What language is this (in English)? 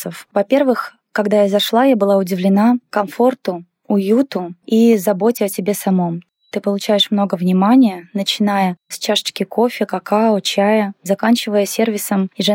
Russian